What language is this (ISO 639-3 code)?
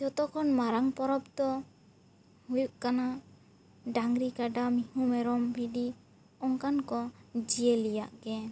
sat